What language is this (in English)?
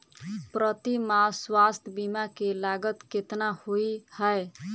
Maithili